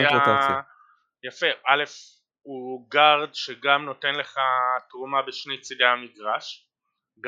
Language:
Hebrew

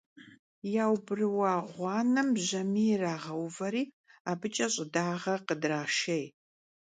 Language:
Kabardian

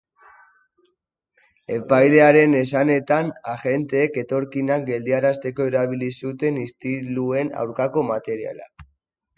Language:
Basque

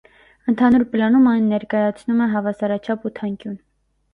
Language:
Armenian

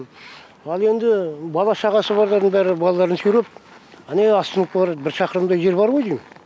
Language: Kazakh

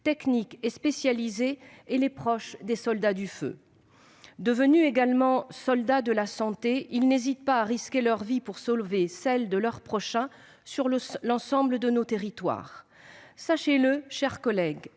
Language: French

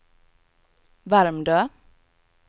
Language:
Swedish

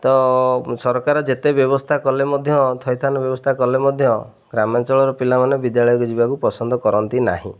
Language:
Odia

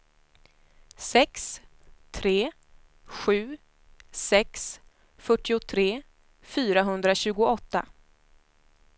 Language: Swedish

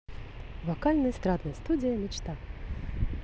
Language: Russian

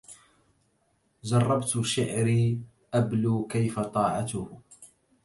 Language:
Arabic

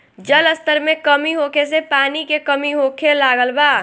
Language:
Bhojpuri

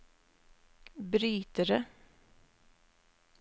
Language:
Norwegian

